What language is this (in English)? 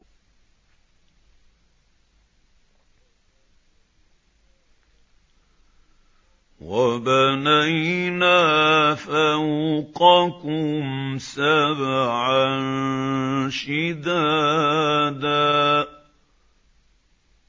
Arabic